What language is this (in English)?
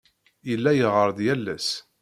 Kabyle